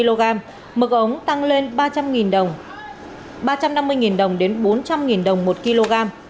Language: Vietnamese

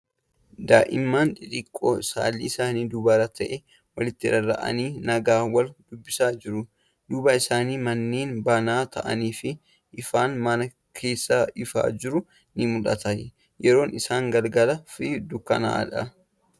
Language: Oromo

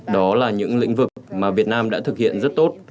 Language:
Vietnamese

